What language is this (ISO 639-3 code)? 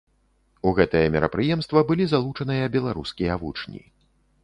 bel